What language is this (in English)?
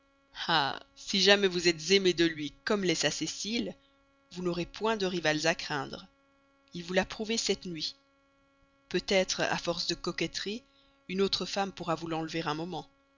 French